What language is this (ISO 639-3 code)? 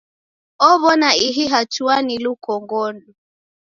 dav